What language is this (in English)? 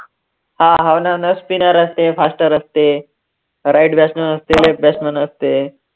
Marathi